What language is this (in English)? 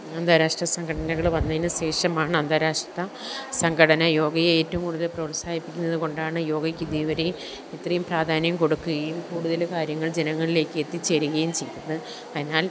Malayalam